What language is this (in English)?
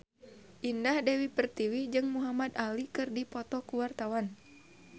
Sundanese